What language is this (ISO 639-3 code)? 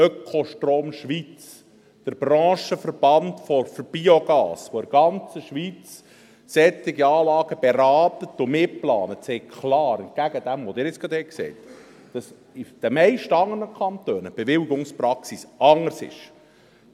gsw